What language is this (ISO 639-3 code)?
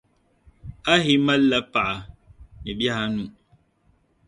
dag